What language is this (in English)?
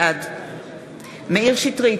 Hebrew